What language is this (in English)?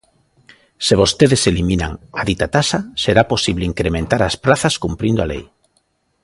Galician